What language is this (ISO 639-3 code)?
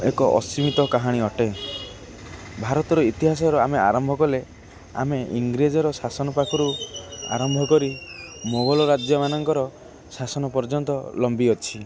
ori